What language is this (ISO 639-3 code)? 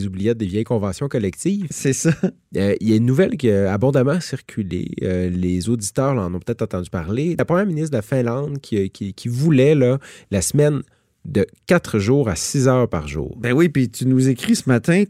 fra